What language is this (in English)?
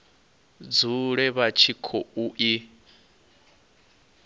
Venda